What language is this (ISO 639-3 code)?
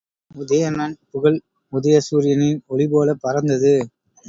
tam